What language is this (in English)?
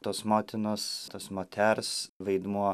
Lithuanian